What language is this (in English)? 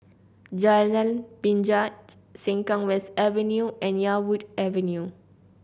English